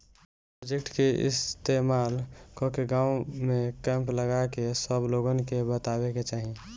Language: Bhojpuri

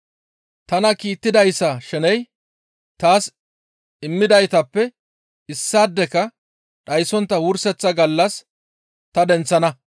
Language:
Gamo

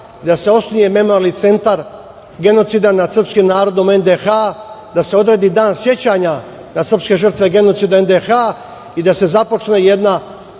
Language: Serbian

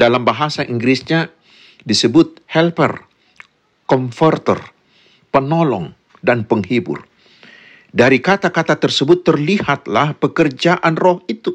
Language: Indonesian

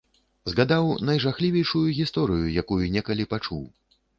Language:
Belarusian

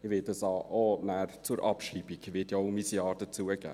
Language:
Swiss German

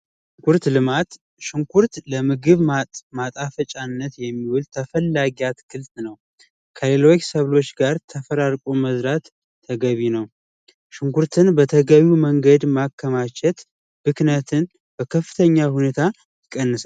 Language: Amharic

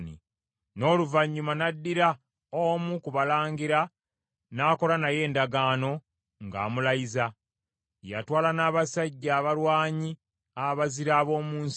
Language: Ganda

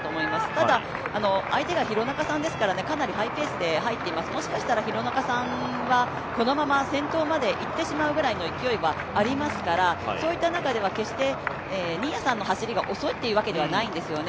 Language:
Japanese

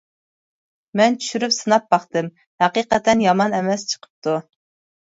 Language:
Uyghur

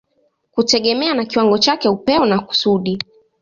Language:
Swahili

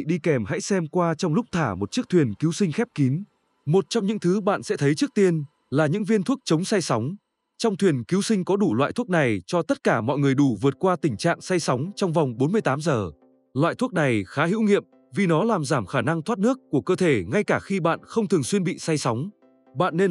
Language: Vietnamese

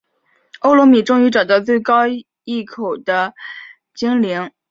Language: Chinese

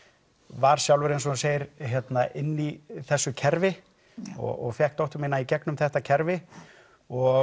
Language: Icelandic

